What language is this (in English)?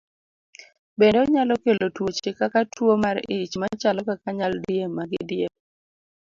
Luo (Kenya and Tanzania)